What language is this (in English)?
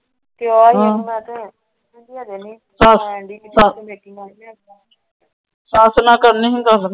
Punjabi